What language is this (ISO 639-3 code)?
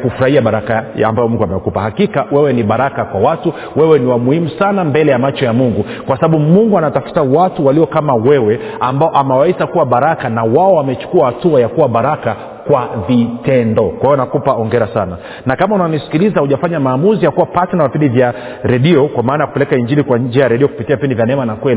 swa